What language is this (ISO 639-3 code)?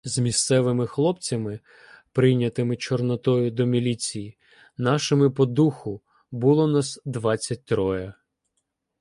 ukr